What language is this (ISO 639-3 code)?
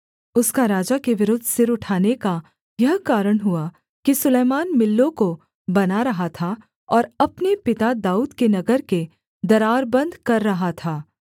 hin